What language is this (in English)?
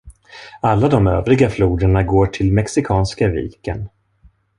Swedish